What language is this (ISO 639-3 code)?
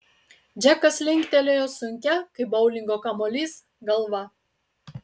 lit